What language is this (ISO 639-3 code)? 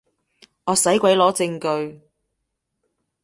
yue